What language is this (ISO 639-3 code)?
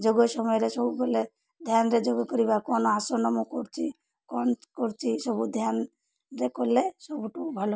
ori